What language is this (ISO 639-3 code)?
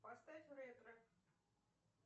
rus